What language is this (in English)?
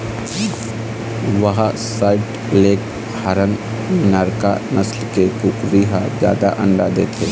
Chhattisgarhi